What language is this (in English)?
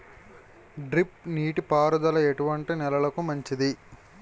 Telugu